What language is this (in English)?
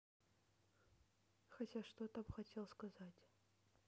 Russian